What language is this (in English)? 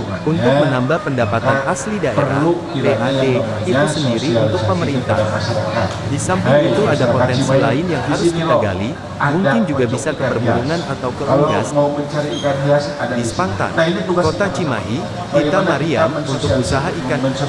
Indonesian